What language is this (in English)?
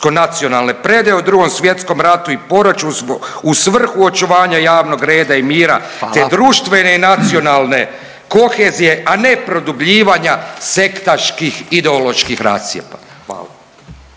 Croatian